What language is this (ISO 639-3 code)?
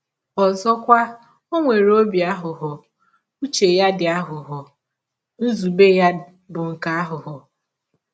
ibo